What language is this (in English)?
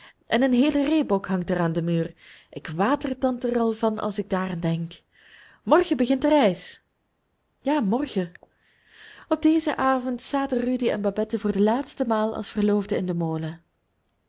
Dutch